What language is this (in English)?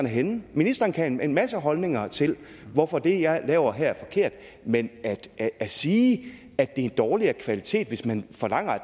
Danish